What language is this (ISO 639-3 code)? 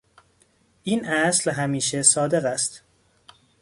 fas